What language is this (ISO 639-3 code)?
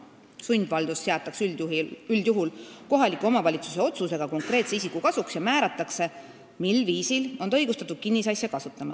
est